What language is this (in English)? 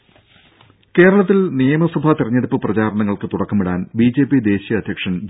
Malayalam